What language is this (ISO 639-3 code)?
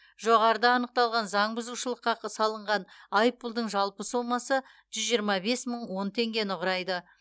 kaz